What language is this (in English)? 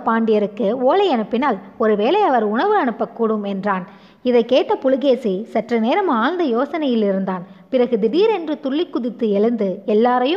Tamil